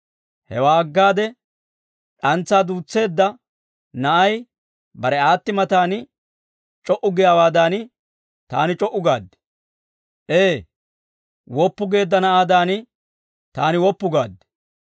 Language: Dawro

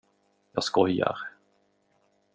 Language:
Swedish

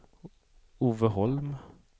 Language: Swedish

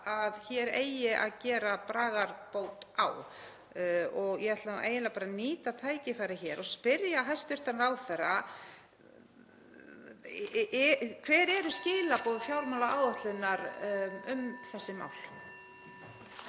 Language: Icelandic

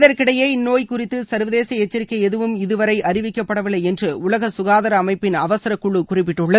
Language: Tamil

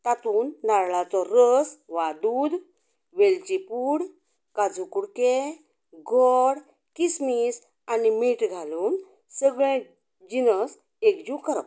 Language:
Konkani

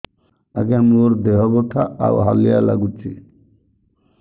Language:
Odia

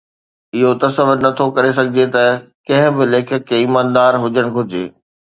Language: Sindhi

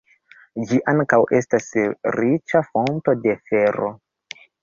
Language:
Esperanto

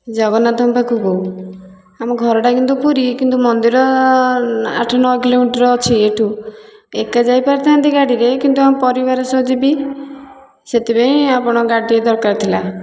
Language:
Odia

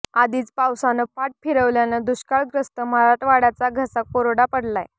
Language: Marathi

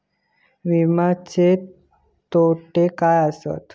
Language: Marathi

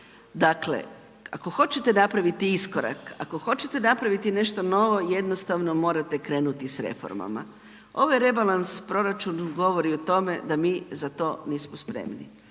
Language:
Croatian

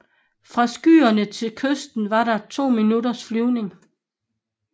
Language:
Danish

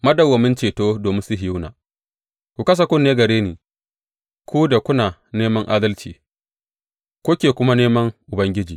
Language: Hausa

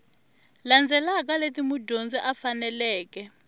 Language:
Tsonga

